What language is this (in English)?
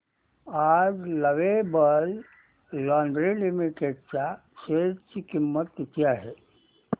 Marathi